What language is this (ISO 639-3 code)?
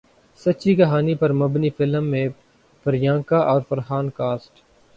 urd